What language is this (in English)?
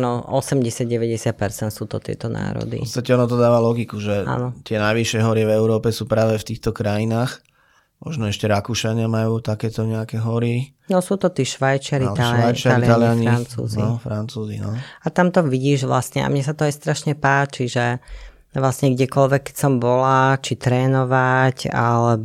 Slovak